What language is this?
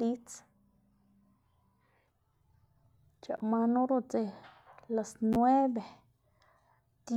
Xanaguía Zapotec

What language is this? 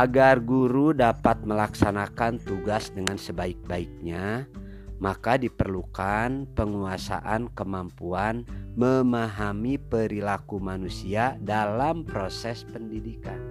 Indonesian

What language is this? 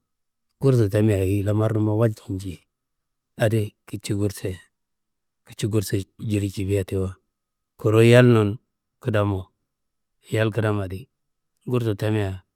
Kanembu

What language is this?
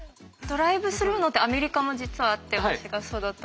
Japanese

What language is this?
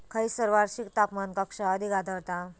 Marathi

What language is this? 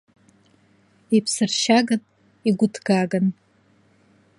Abkhazian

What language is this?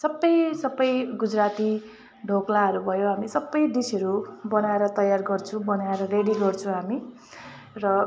Nepali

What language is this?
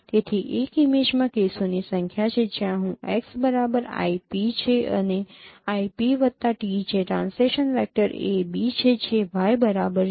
Gujarati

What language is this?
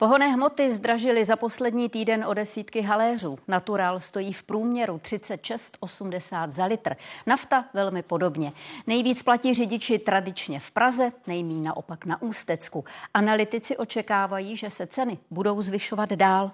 Czech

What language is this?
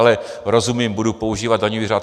Czech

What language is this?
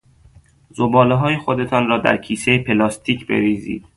Persian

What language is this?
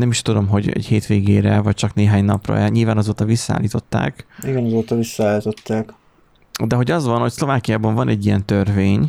Hungarian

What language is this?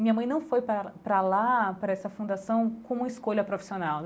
Portuguese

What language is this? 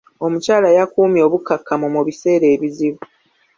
Ganda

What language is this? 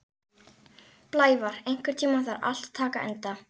Icelandic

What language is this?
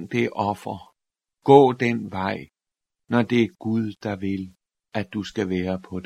Danish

